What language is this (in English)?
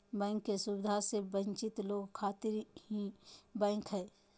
Magahi